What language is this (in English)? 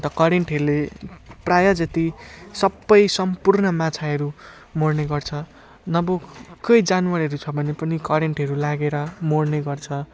Nepali